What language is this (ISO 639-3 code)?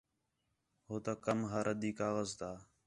xhe